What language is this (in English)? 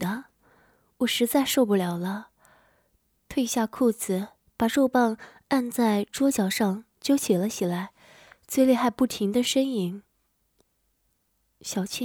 Chinese